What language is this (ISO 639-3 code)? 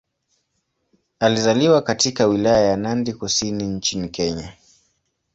swa